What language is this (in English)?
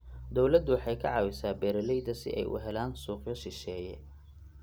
Somali